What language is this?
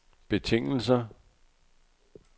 Danish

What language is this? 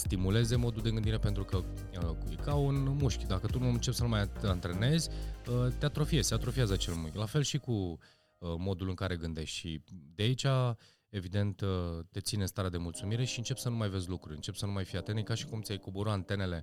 Romanian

